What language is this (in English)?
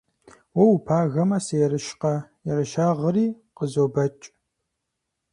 Kabardian